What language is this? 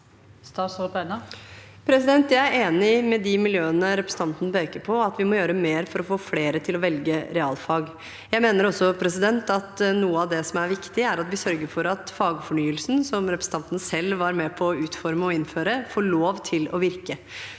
Norwegian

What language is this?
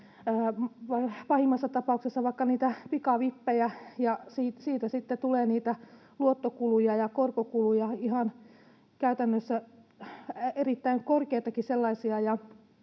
Finnish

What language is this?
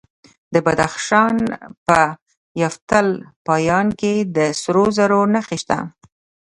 Pashto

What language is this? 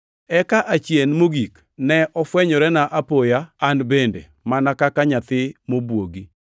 Luo (Kenya and Tanzania)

